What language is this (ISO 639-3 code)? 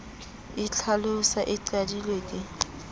sot